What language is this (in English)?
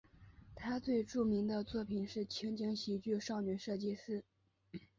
Chinese